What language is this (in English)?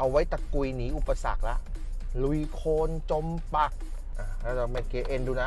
Thai